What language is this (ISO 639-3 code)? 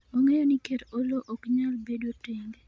luo